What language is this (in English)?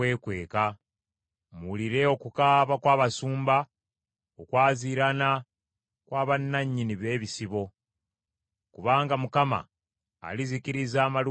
Ganda